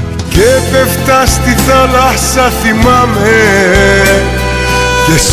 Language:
Greek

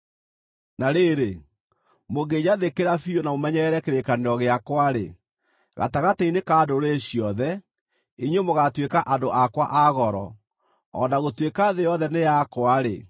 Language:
Kikuyu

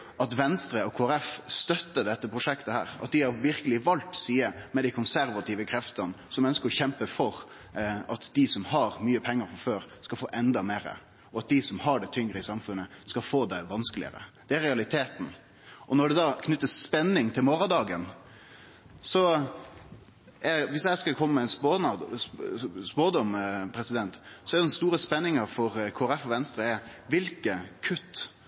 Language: Norwegian Nynorsk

